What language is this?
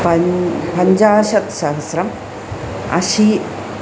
Sanskrit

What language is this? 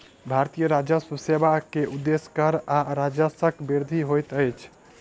Maithili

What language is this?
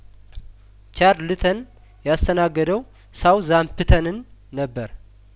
Amharic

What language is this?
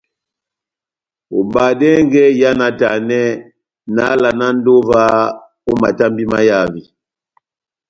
Batanga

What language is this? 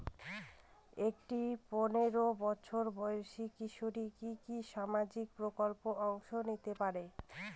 Bangla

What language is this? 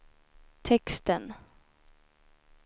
Swedish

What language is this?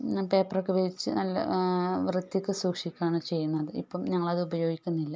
Malayalam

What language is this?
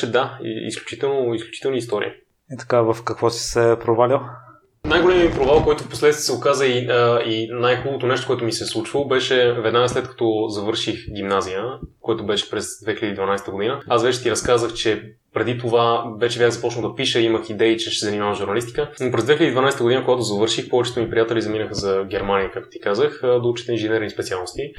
Bulgarian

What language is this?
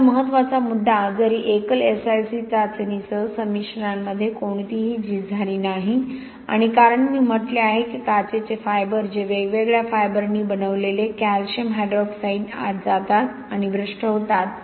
Marathi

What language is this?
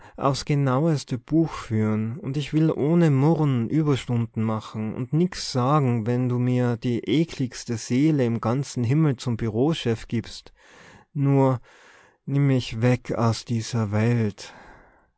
German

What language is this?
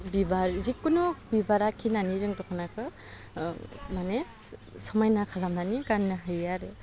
Bodo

